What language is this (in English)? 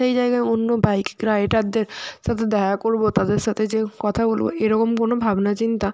Bangla